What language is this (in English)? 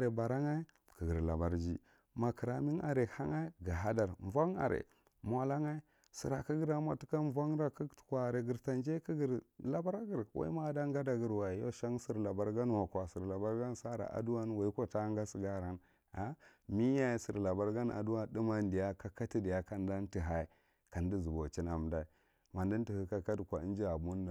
Marghi Central